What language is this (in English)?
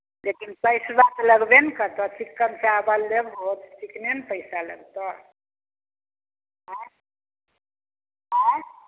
Maithili